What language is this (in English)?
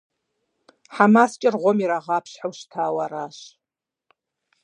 Kabardian